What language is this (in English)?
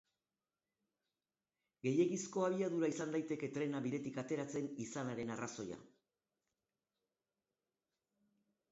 Basque